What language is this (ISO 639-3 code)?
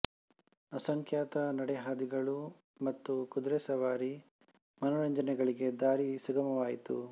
kan